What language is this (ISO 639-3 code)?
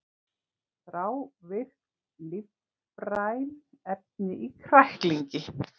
isl